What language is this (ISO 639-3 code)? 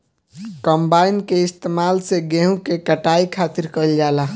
bho